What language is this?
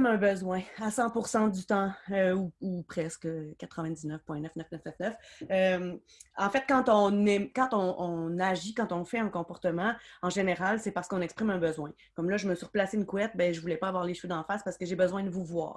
French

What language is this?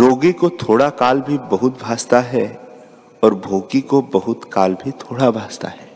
Hindi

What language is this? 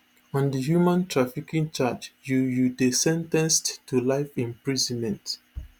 Nigerian Pidgin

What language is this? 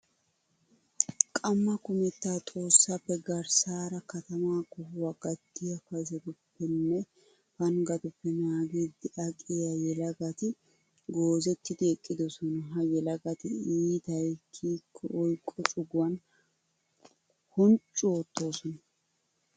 Wolaytta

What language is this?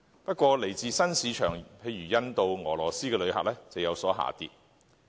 Cantonese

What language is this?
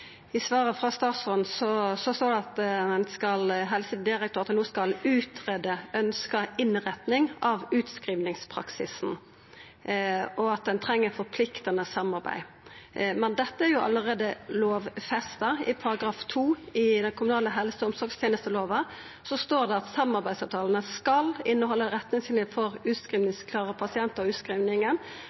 Norwegian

